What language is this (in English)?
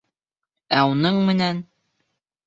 Bashkir